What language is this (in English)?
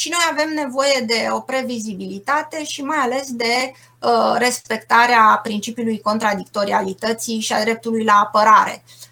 Romanian